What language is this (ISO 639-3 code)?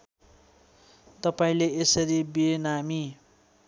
nep